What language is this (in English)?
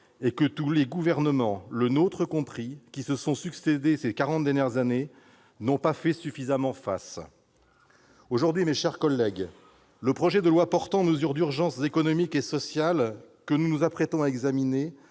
French